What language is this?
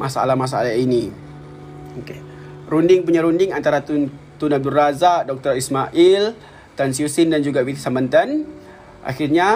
Malay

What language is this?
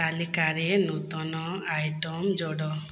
Odia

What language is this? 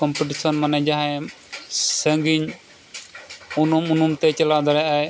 Santali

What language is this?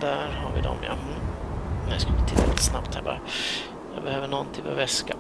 Swedish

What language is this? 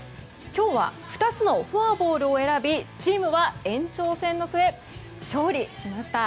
Japanese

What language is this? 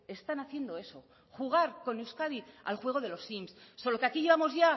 Spanish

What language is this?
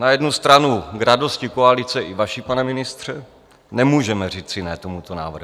Czech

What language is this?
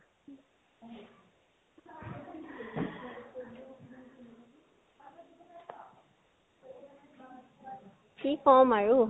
Assamese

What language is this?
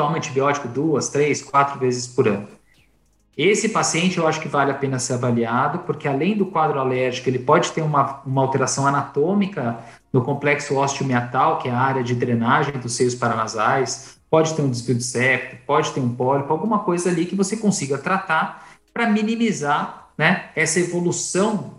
Portuguese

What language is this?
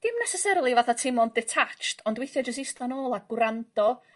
Welsh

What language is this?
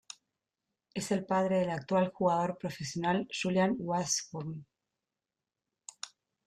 Spanish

